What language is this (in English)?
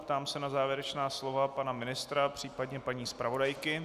Czech